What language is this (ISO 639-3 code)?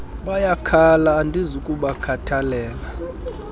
xho